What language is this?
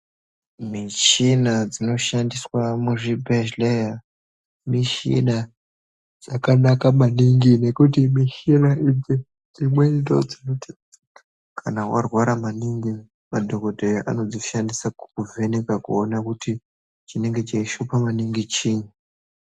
Ndau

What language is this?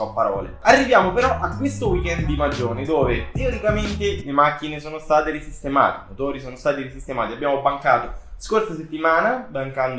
Italian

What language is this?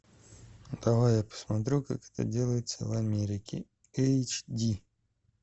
Russian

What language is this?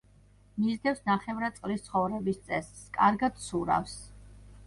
Georgian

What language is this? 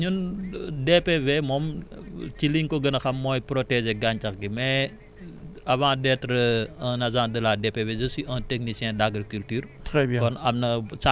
Wolof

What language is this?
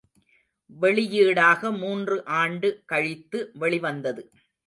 Tamil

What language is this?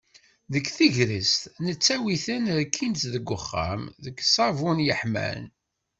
Kabyle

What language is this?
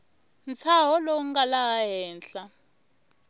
Tsonga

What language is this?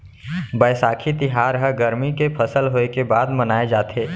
Chhattisgarhi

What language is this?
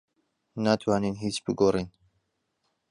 Central Kurdish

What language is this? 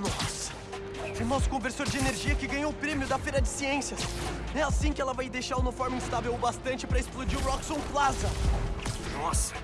Portuguese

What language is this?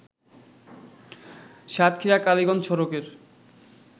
Bangla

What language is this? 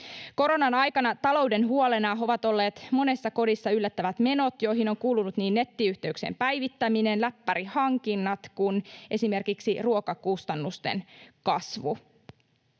Finnish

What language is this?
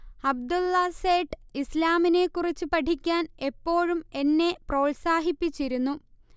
Malayalam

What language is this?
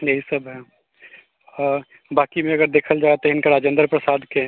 Maithili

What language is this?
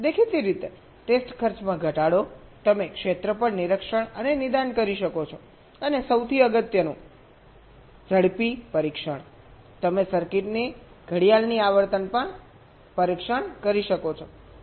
Gujarati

